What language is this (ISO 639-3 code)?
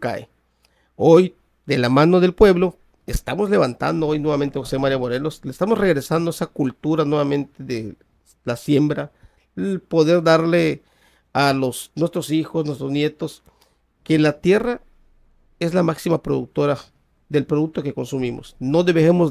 spa